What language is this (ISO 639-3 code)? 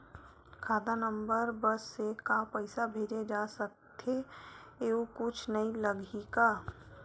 hne